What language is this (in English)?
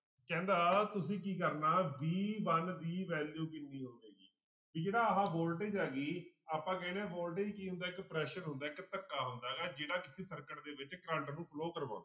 Punjabi